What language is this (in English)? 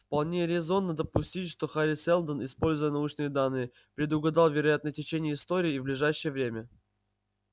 Russian